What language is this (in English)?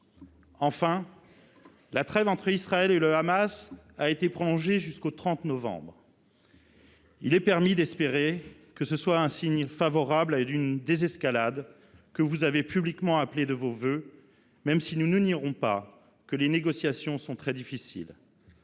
French